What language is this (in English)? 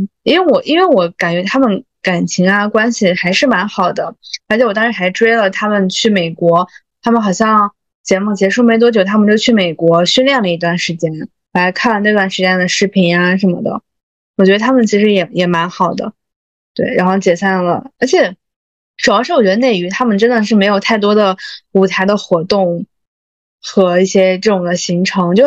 Chinese